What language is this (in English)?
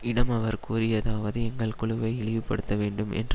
Tamil